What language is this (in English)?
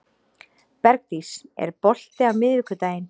Icelandic